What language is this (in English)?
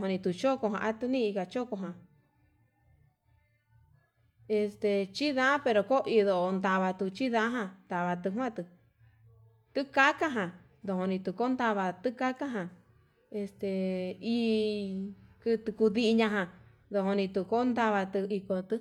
Yutanduchi Mixtec